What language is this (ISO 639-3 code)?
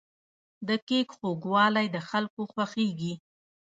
pus